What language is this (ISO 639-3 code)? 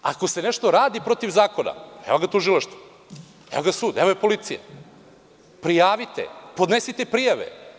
srp